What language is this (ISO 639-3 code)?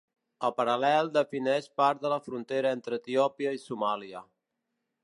cat